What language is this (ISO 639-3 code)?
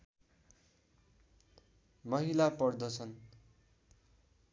nep